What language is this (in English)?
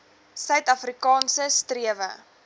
Afrikaans